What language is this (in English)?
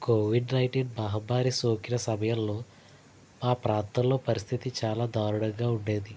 Telugu